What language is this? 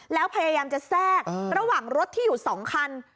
Thai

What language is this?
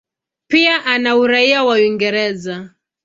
Swahili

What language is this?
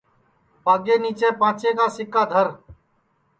Sansi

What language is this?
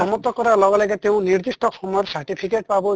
Assamese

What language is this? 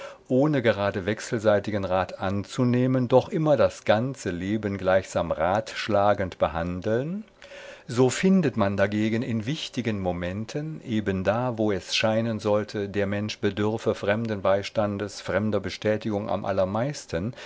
German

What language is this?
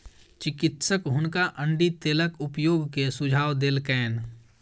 Maithili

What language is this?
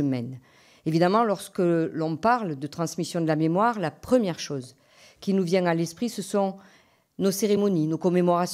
French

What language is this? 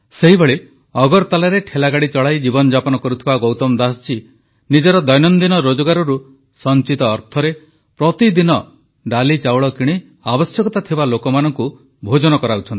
Odia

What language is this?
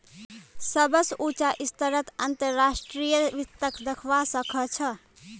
Magahi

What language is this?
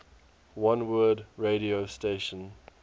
English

